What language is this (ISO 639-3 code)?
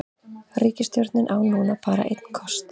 isl